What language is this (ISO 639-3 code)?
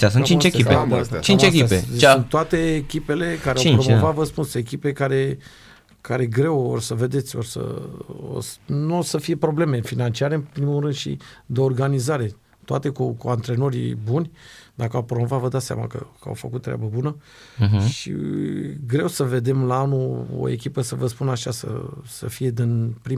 ron